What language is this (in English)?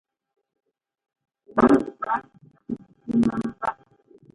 Ngomba